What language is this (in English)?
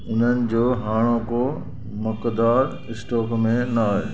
Sindhi